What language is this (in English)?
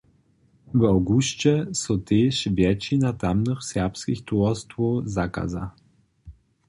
Upper Sorbian